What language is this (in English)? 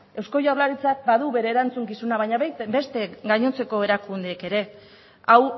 Basque